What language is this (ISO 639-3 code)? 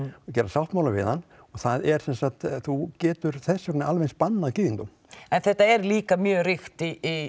isl